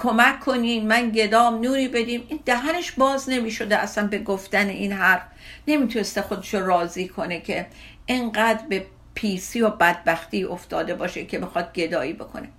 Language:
Persian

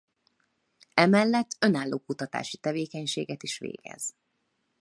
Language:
Hungarian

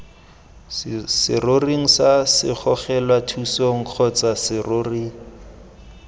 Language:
Tswana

